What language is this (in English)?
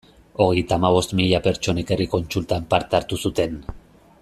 Basque